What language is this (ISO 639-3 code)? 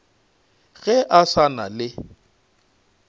nso